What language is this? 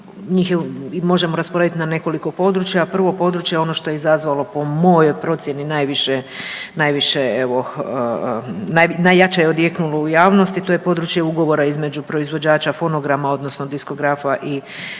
Croatian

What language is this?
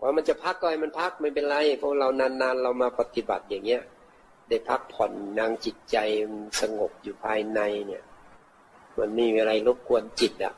Thai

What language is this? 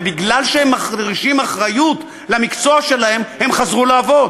Hebrew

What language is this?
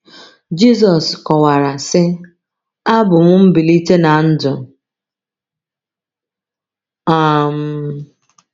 Igbo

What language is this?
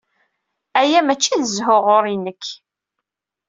Kabyle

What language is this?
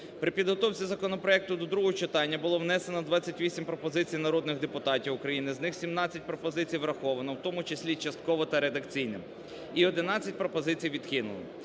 Ukrainian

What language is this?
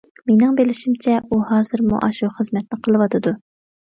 Uyghur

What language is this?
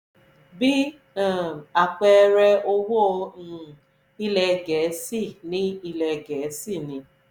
Yoruba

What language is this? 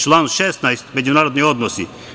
Serbian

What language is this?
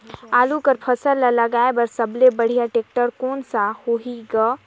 Chhattisgarhi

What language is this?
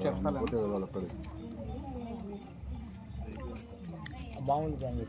Telugu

